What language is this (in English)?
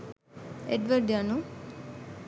Sinhala